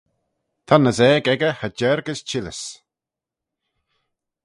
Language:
Manx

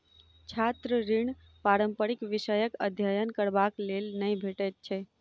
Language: Maithili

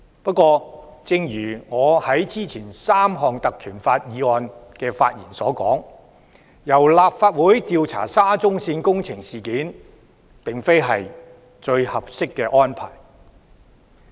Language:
Cantonese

